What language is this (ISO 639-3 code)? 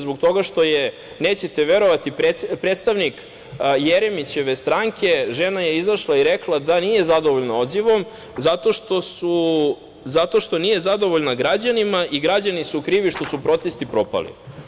srp